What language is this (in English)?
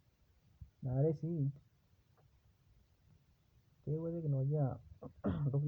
Masai